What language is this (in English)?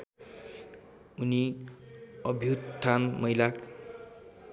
Nepali